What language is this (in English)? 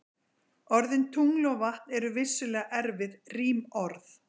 Icelandic